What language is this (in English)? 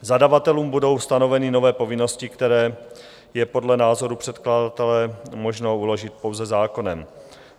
Czech